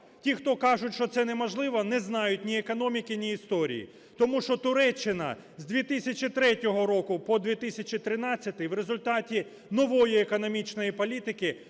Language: Ukrainian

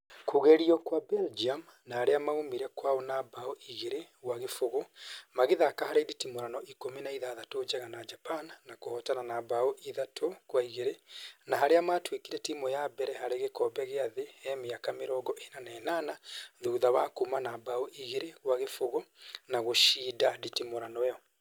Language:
Kikuyu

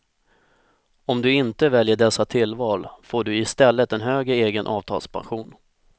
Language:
Swedish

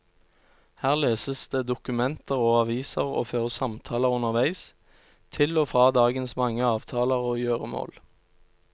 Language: Norwegian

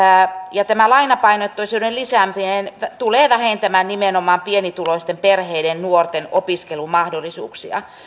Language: Finnish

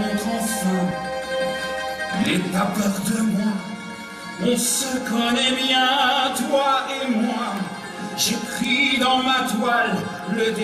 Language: Greek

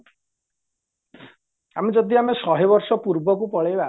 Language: Odia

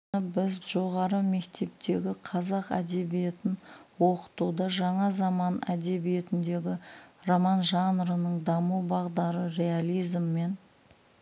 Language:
Kazakh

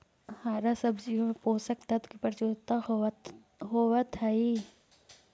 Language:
Magahi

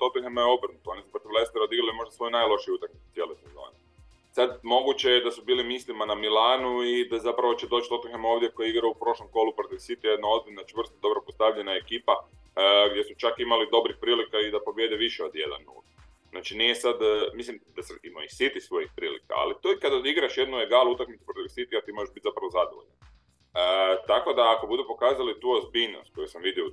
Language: Croatian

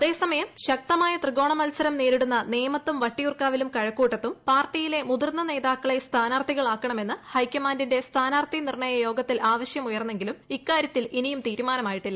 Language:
Malayalam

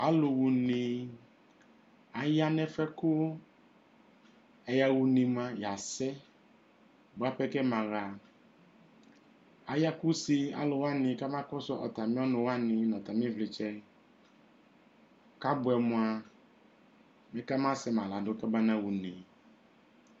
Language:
Ikposo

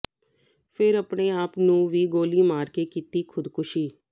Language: Punjabi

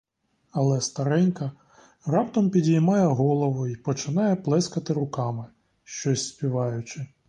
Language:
Ukrainian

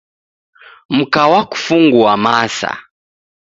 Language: Taita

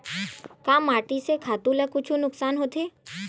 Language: Chhattisgarhi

